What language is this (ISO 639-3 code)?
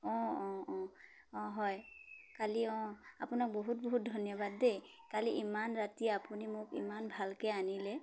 asm